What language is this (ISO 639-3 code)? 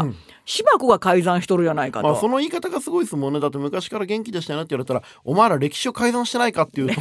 jpn